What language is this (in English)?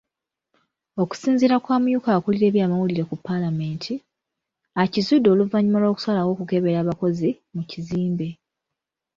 Ganda